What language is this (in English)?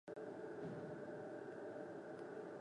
Kazakh